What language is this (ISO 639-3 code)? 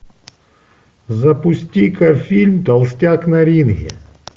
rus